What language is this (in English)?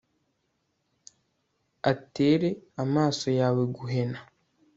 Kinyarwanda